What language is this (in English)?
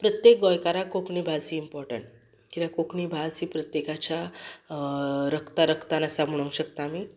Konkani